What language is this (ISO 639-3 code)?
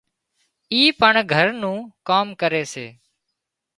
kxp